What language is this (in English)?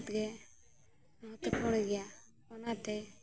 Santali